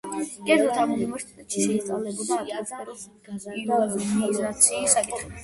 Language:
Georgian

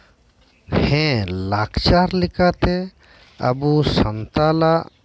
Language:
Santali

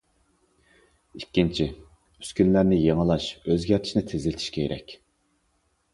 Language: Uyghur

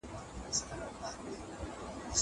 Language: Pashto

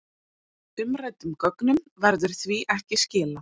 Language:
Icelandic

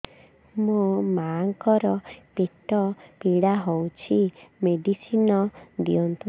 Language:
Odia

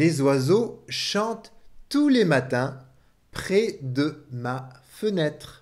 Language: French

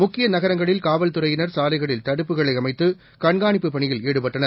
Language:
Tamil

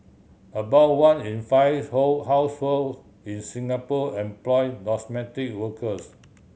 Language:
English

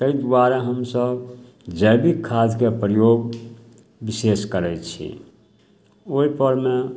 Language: Maithili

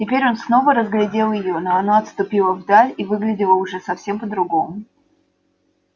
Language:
Russian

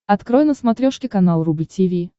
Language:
Russian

